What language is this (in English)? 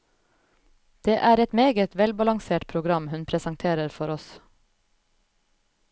Norwegian